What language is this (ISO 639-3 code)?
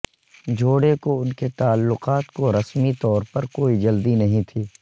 urd